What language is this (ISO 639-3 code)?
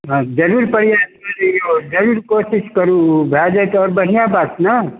mai